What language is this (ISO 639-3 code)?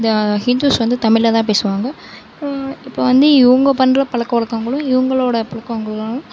tam